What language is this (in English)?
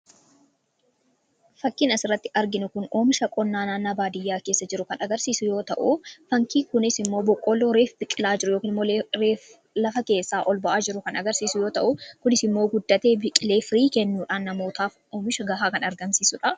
Oromo